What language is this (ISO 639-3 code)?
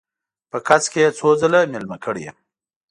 pus